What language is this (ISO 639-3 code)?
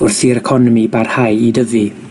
cym